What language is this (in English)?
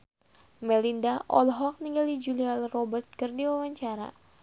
Sundanese